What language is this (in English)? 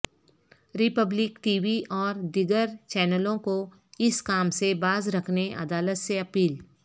Urdu